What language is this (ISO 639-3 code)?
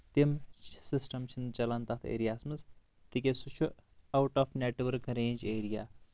kas